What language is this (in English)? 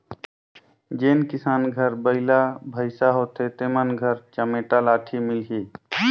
Chhattisgarhi